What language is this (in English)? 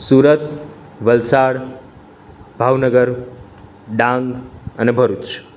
Gujarati